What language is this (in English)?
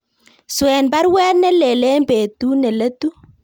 Kalenjin